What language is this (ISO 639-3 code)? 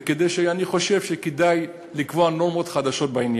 heb